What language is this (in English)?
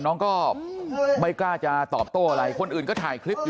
Thai